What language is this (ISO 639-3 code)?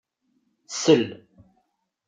kab